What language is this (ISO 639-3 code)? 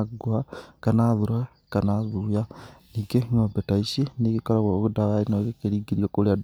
kik